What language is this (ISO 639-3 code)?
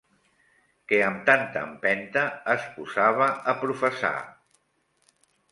cat